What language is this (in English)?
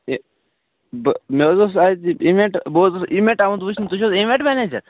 Kashmiri